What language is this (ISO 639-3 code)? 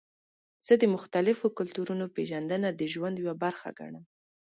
pus